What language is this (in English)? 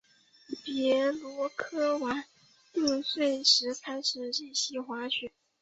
Chinese